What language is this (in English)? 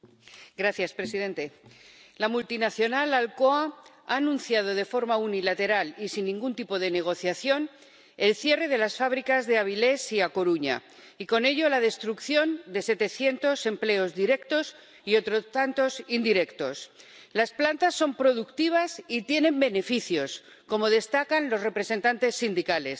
Spanish